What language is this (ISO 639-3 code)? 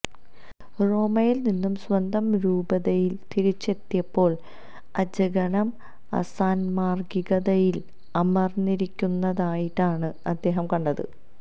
mal